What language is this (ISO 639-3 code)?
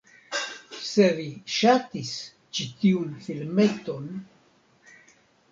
epo